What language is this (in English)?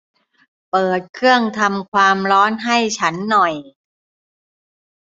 Thai